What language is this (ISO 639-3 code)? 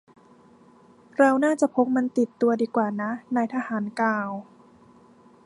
tha